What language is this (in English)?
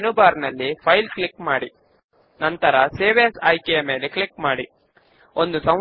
Telugu